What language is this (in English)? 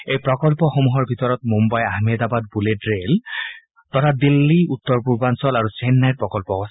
Assamese